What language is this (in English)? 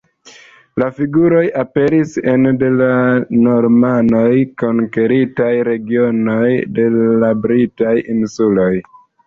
Esperanto